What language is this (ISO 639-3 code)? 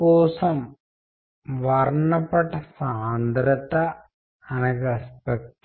tel